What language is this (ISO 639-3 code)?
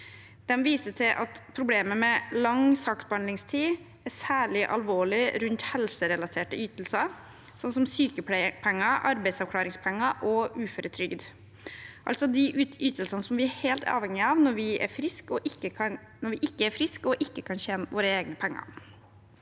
nor